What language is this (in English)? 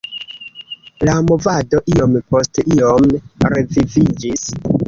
Esperanto